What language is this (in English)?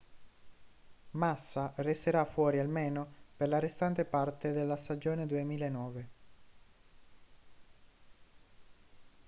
Italian